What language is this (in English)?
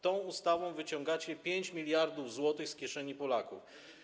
Polish